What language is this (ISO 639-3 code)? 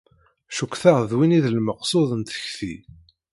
kab